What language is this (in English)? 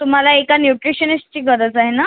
Marathi